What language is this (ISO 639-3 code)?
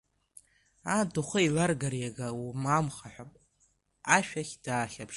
abk